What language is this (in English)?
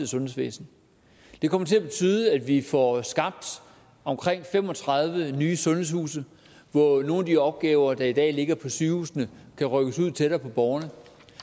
Danish